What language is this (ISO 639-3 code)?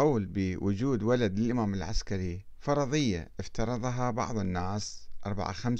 ara